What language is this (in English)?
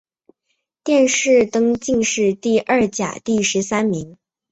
Chinese